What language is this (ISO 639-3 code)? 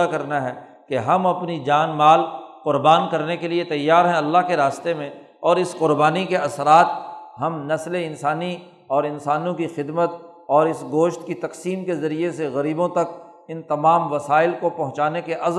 urd